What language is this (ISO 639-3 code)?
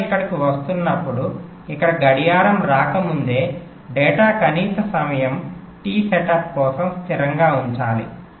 tel